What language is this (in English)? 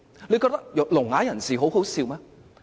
Cantonese